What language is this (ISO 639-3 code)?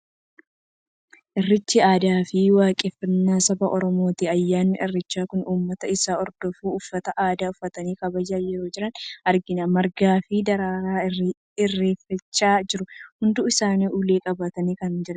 orm